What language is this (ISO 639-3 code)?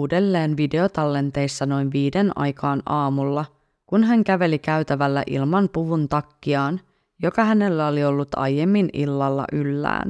fin